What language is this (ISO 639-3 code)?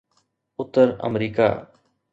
snd